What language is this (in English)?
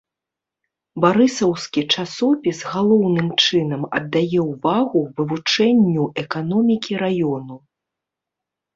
Belarusian